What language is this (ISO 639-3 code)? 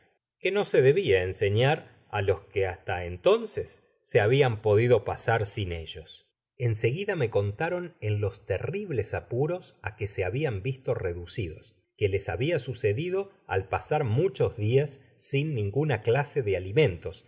spa